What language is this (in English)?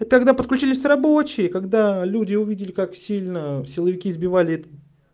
Russian